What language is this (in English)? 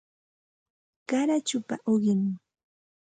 Santa Ana de Tusi Pasco Quechua